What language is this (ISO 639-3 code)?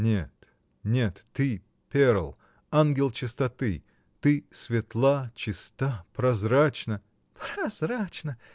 rus